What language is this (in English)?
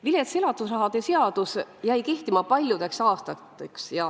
Estonian